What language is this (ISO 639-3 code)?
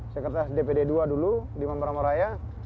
ind